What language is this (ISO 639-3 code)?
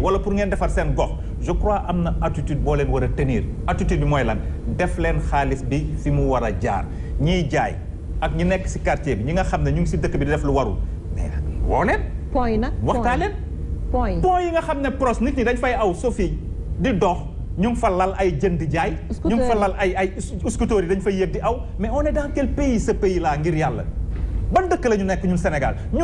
fra